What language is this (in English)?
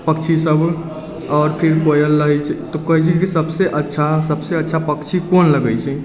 Maithili